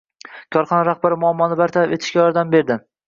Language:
Uzbek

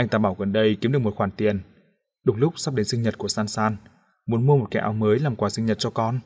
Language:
Vietnamese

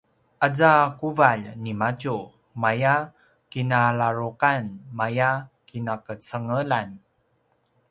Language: Paiwan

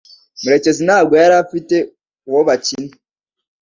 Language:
Kinyarwanda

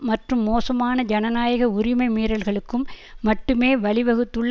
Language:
Tamil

